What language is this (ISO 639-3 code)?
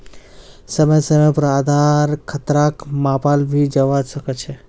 mag